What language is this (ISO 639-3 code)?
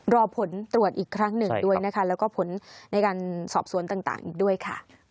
tha